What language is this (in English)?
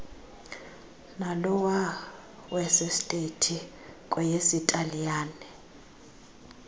Xhosa